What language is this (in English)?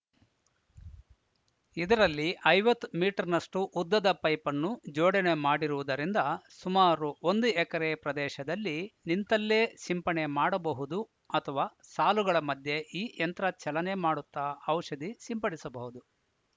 Kannada